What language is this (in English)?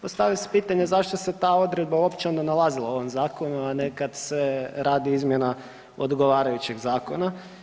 Croatian